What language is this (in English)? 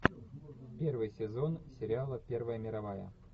Russian